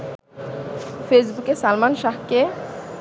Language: Bangla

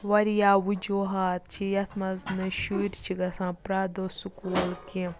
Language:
Kashmiri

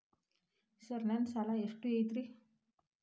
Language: Kannada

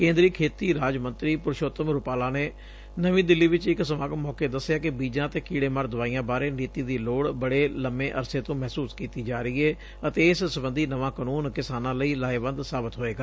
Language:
Punjabi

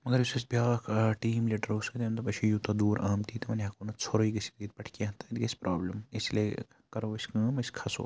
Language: Kashmiri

